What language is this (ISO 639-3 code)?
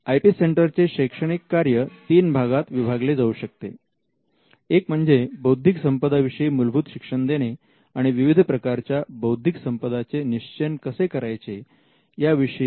mar